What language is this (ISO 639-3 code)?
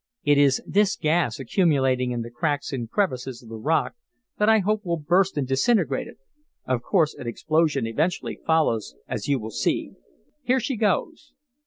eng